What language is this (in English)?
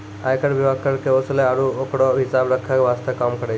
Maithili